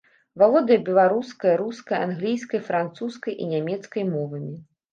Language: Belarusian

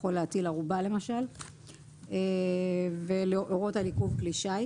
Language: Hebrew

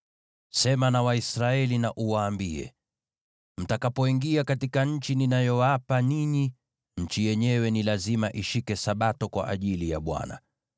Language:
Swahili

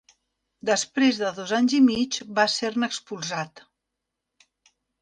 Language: Catalan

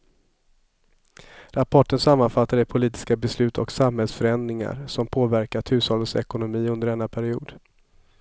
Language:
Swedish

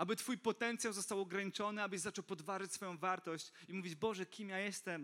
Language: Polish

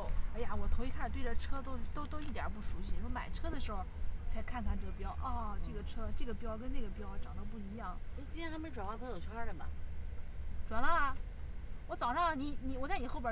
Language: Chinese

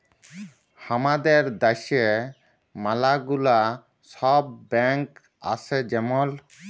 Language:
Bangla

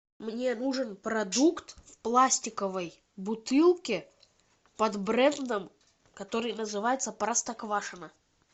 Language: Russian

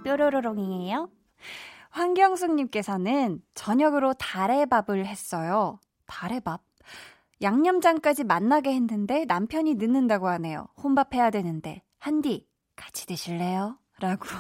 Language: Korean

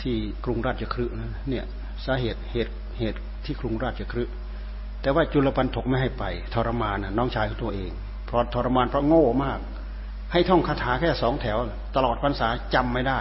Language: Thai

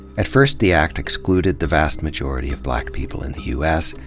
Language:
English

